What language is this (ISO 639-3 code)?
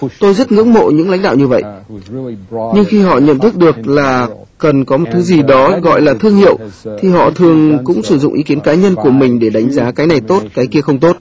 vie